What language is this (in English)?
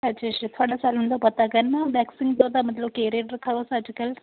Dogri